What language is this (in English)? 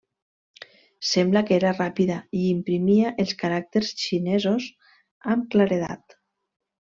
Catalan